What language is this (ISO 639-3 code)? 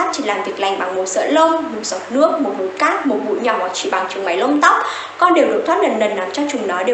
vie